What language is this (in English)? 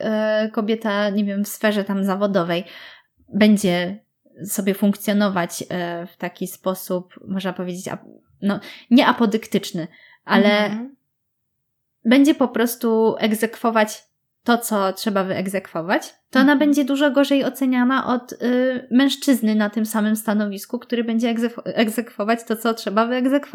Polish